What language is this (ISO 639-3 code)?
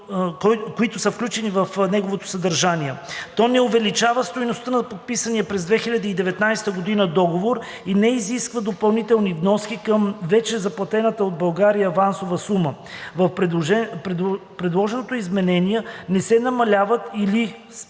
bul